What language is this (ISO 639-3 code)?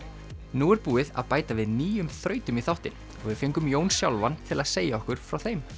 isl